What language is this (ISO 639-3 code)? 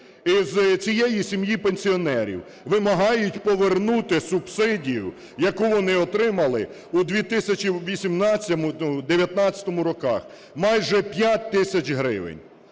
ukr